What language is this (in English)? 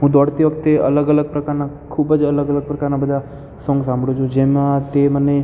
Gujarati